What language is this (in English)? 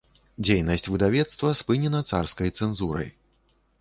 Belarusian